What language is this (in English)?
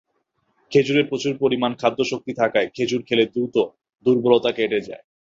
Bangla